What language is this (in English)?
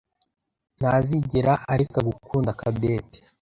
Kinyarwanda